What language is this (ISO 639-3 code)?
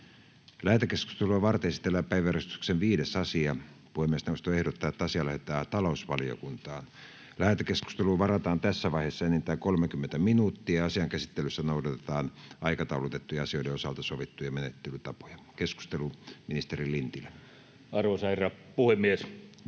fin